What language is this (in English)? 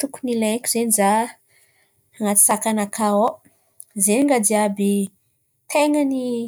Antankarana Malagasy